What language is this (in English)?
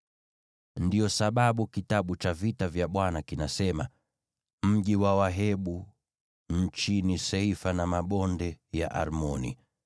Swahili